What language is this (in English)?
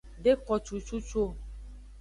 Aja (Benin)